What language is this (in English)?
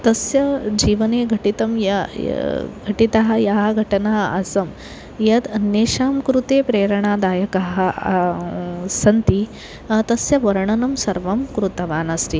Sanskrit